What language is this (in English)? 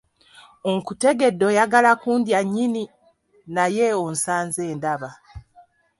Ganda